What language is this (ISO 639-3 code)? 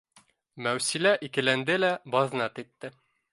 bak